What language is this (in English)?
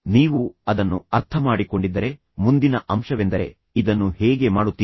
Kannada